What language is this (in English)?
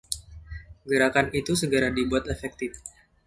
Indonesian